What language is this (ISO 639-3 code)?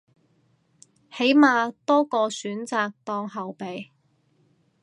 yue